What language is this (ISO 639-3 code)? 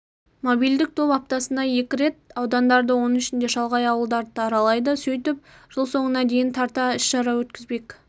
kaz